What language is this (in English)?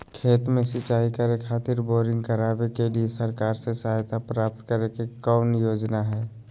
Magahi